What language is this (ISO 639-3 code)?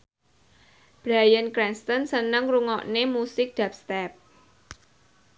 jav